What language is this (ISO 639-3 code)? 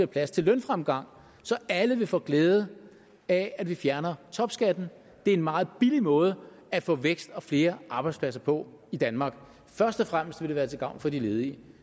dan